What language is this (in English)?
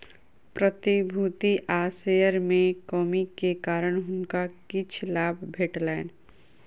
Maithili